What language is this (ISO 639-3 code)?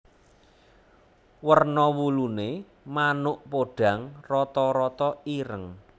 jav